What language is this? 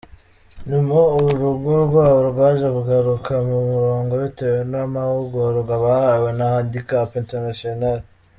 Kinyarwanda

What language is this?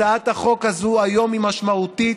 Hebrew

